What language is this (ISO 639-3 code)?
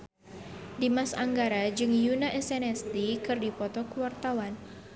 sun